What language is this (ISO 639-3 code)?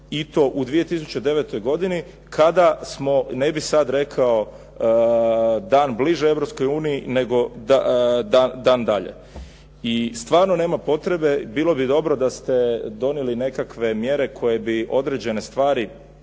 hrv